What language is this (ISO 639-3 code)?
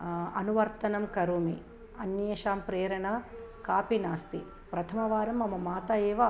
san